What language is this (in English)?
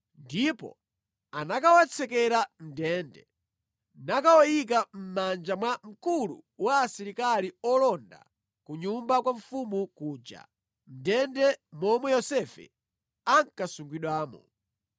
Nyanja